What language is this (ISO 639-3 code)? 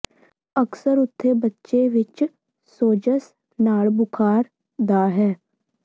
pan